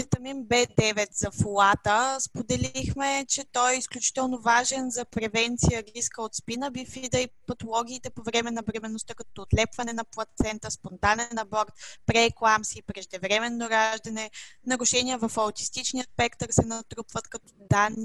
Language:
Bulgarian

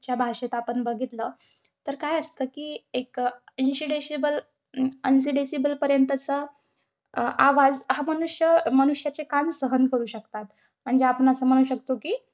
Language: Marathi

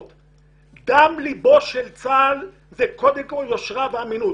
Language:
Hebrew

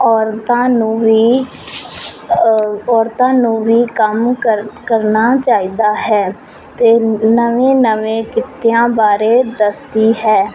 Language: Punjabi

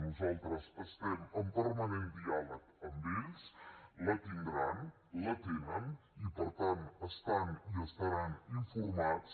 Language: Catalan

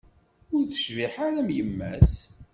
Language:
Kabyle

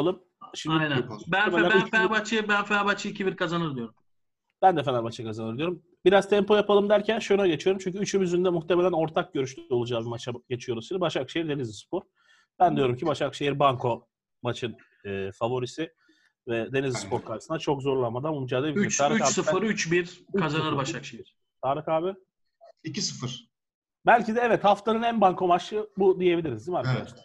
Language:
Turkish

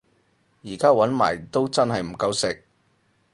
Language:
Cantonese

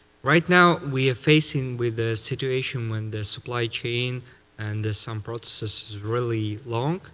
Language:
English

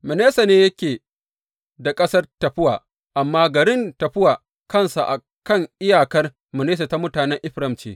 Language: Hausa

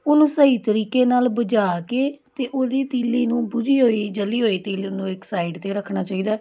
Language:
Punjabi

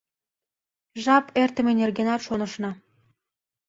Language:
Mari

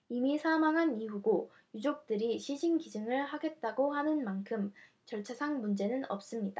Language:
Korean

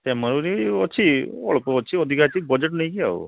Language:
Odia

